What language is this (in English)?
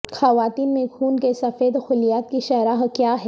Urdu